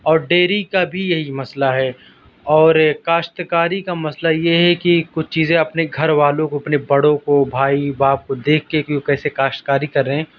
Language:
Urdu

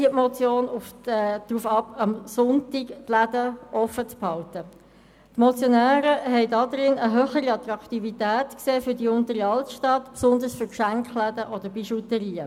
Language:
Swiss German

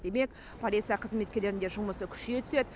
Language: Kazakh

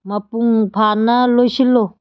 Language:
Manipuri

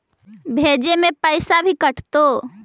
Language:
Magahi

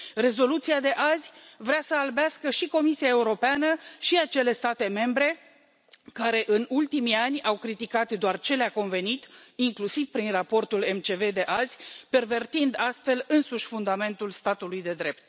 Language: Romanian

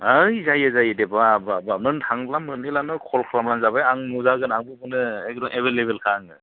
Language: Bodo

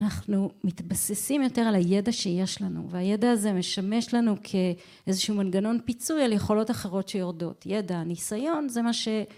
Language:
Hebrew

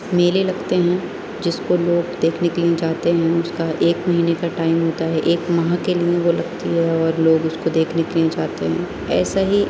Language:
Urdu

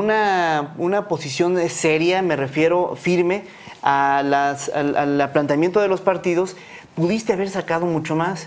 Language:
Spanish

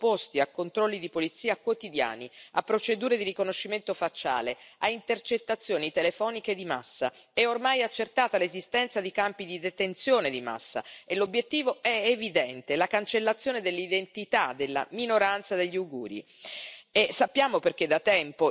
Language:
Italian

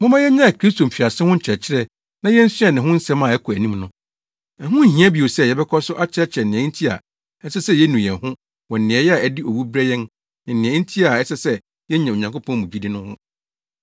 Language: Akan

